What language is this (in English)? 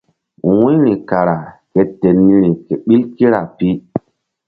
Mbum